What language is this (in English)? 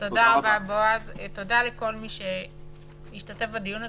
Hebrew